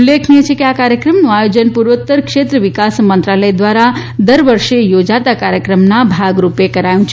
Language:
Gujarati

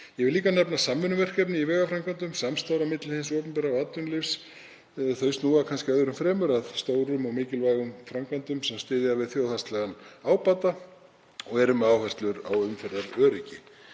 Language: Icelandic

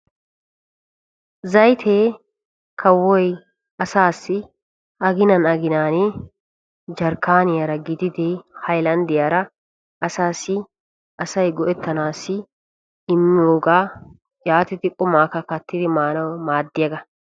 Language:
Wolaytta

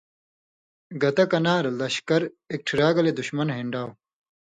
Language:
Indus Kohistani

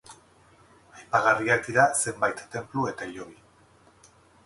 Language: Basque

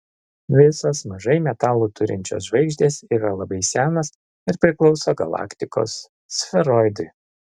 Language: Lithuanian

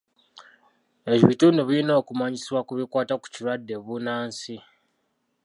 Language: Ganda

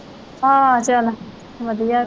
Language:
Punjabi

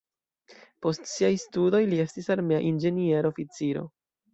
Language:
Esperanto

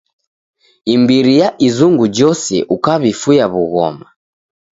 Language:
Taita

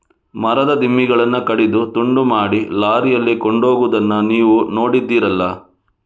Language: Kannada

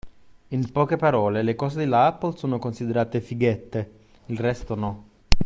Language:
Italian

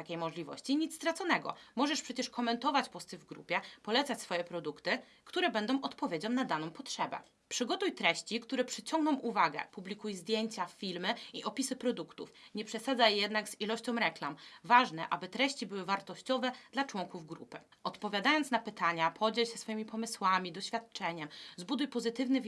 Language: Polish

